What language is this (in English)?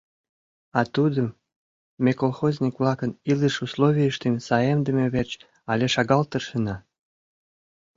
Mari